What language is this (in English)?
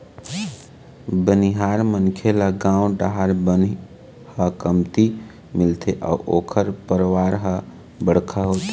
Chhattisgarhi